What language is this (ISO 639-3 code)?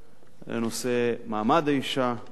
heb